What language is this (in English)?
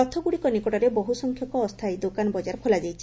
Odia